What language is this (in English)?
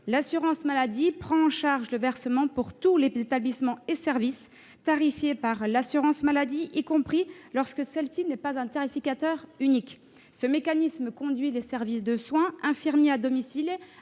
French